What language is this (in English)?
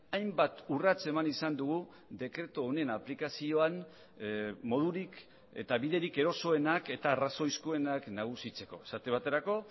Basque